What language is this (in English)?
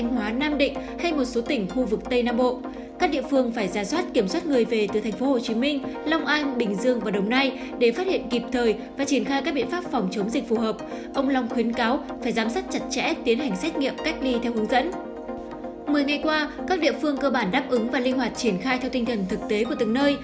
Vietnamese